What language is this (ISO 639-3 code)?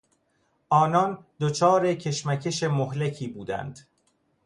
fas